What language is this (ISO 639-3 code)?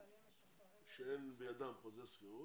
heb